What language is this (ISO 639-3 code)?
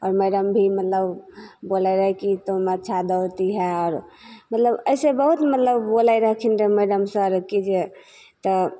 mai